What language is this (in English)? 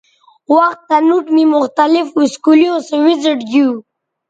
Bateri